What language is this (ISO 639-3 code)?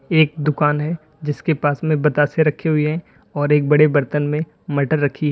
hin